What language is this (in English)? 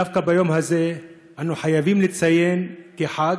Hebrew